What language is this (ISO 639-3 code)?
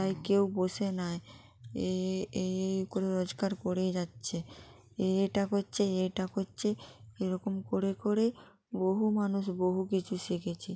ben